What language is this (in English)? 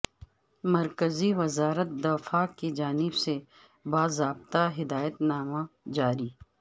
Urdu